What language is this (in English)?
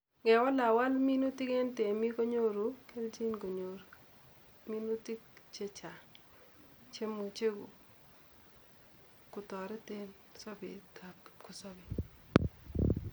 Kalenjin